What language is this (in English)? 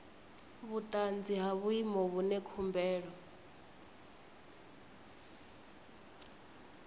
Venda